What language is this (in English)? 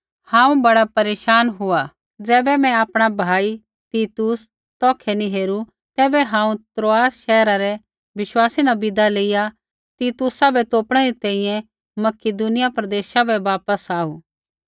Kullu Pahari